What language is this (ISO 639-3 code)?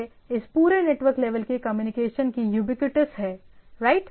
hin